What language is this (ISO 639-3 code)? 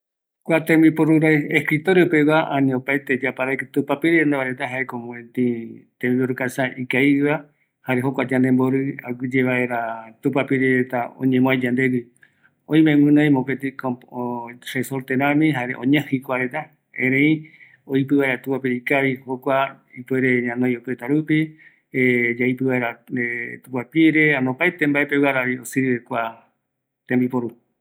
gui